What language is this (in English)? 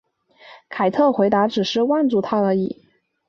Chinese